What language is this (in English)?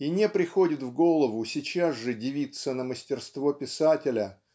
Russian